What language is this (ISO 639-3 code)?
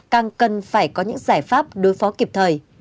vie